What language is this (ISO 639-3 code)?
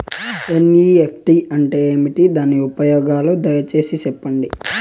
tel